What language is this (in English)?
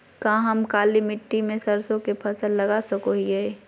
Magahi